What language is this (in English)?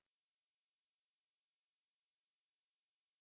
Assamese